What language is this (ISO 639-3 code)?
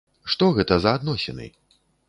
bel